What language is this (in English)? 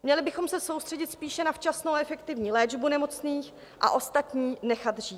Czech